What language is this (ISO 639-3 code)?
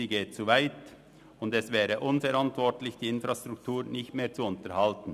gsw